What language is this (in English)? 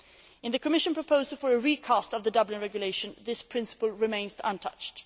English